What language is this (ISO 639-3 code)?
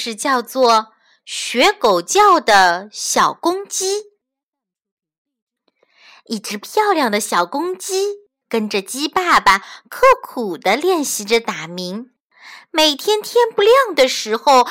zho